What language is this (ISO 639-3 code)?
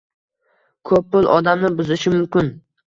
uzb